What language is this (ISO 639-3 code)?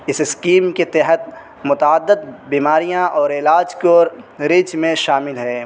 urd